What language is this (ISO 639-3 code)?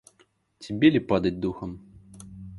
rus